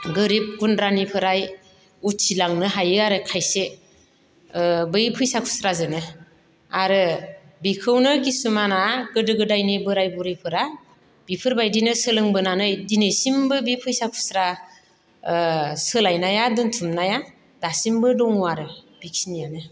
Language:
Bodo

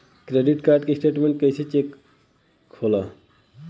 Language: Bhojpuri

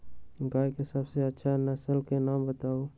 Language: Magahi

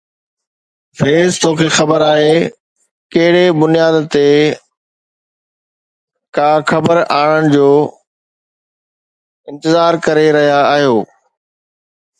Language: Sindhi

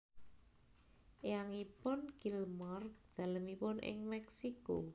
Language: Javanese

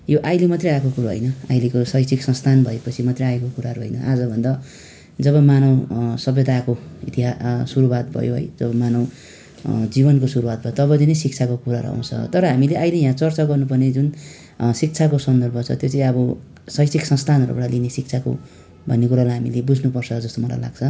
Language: Nepali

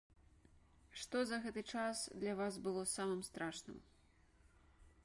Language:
Belarusian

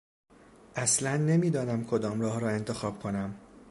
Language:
Persian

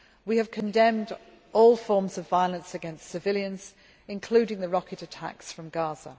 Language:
English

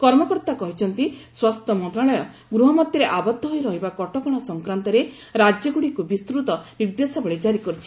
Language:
Odia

